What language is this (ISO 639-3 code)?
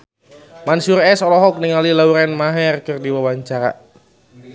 sun